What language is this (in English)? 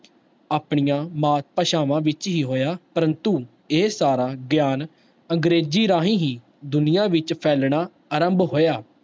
Punjabi